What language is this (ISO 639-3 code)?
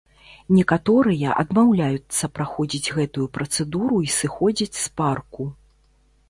bel